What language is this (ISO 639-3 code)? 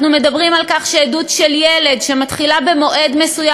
heb